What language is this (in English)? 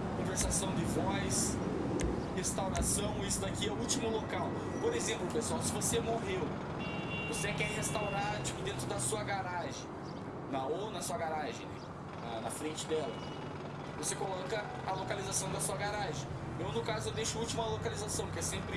Portuguese